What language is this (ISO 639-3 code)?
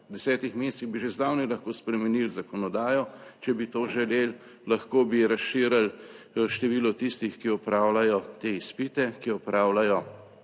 slv